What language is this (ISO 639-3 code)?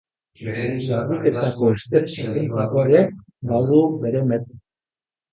eus